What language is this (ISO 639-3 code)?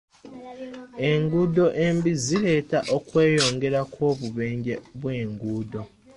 lug